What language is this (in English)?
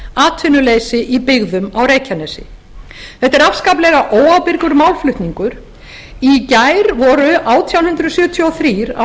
Icelandic